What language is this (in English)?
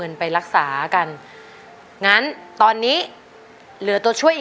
Thai